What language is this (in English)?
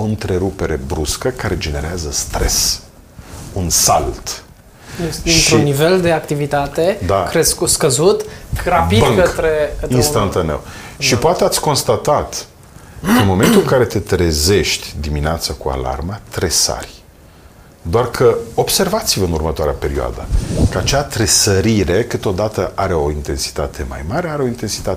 Romanian